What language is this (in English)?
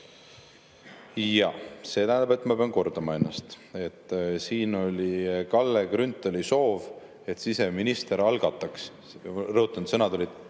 Estonian